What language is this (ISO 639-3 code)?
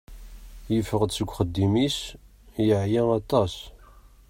kab